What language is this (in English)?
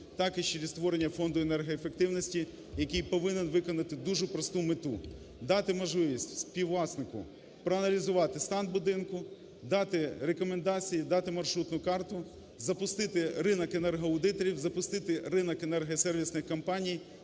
Ukrainian